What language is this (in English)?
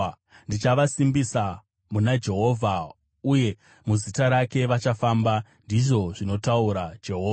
Shona